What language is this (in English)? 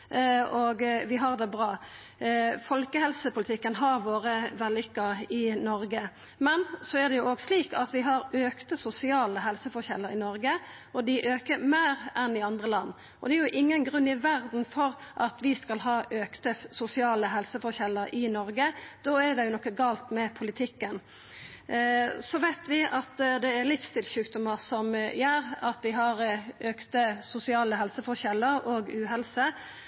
Norwegian Nynorsk